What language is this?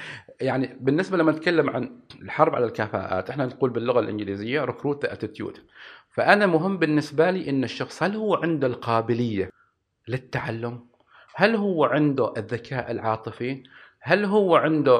Arabic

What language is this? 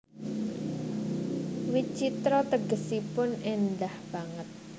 Javanese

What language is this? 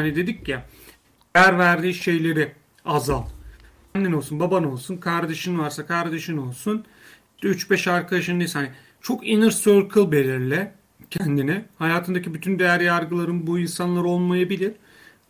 Turkish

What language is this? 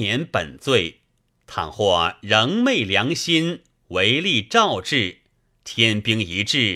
Chinese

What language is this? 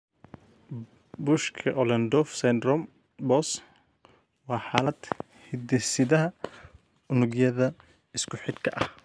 Somali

